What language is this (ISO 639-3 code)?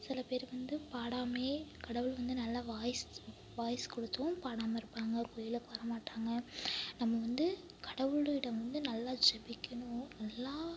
tam